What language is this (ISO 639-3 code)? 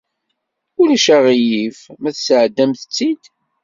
kab